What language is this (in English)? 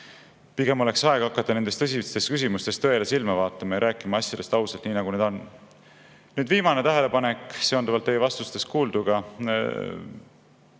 Estonian